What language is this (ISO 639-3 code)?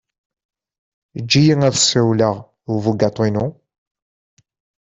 kab